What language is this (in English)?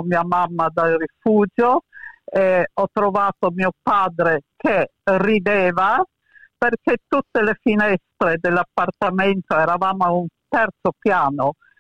Italian